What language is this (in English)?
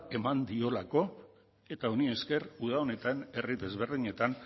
Basque